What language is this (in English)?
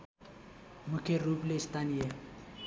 Nepali